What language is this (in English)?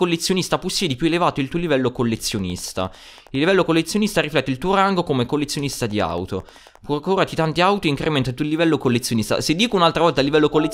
Italian